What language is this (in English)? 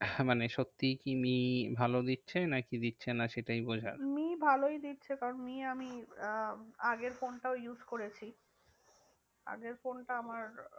Bangla